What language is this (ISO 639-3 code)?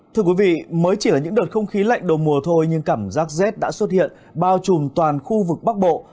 vie